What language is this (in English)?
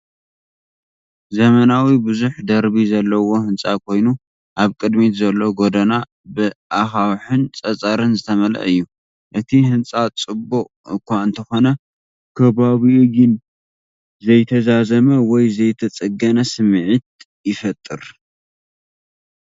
Tigrinya